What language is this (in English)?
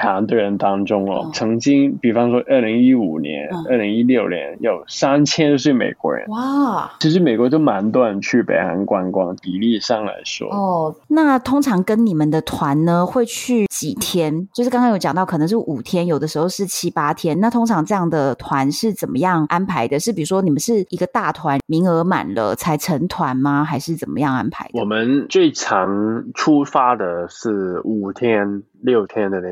Chinese